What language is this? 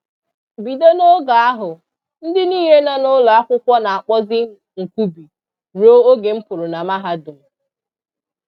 Igbo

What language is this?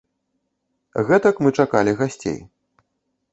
Belarusian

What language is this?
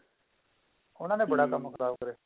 Punjabi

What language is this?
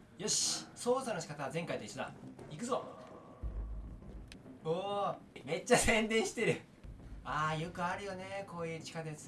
Japanese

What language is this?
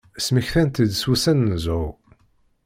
Kabyle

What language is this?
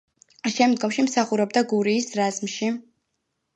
Georgian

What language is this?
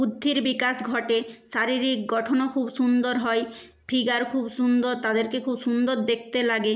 Bangla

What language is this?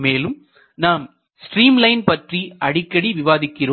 Tamil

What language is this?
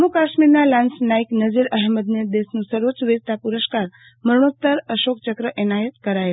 Gujarati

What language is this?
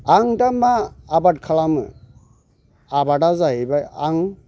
Bodo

